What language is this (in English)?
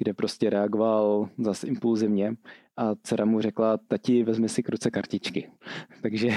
Czech